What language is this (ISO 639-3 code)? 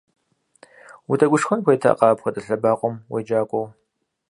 kbd